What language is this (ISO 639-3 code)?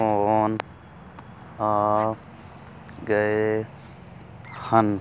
pan